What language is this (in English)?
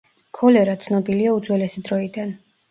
Georgian